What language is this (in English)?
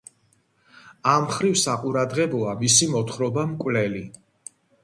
Georgian